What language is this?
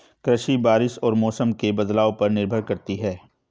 Hindi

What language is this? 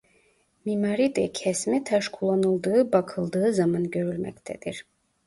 Turkish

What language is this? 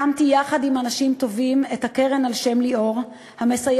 Hebrew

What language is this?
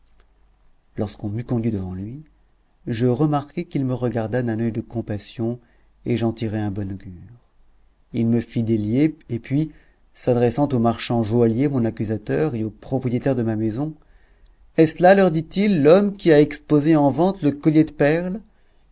French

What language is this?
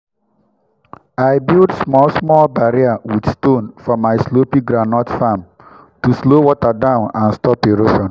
Nigerian Pidgin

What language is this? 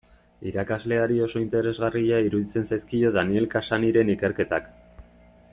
Basque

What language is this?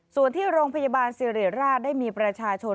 Thai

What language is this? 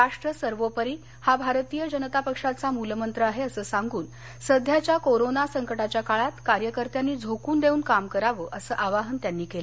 Marathi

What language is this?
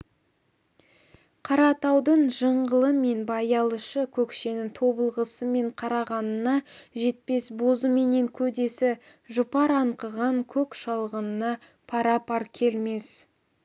Kazakh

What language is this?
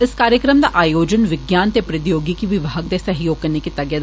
Dogri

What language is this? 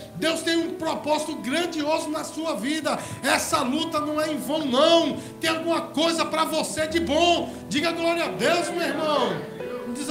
Portuguese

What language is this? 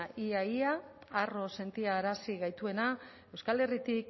Basque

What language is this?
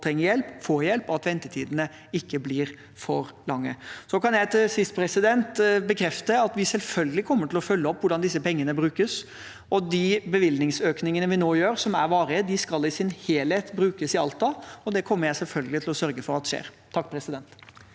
Norwegian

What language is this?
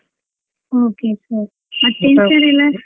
Kannada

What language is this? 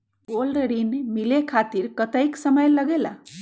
Magahi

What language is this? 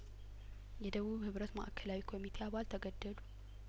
Amharic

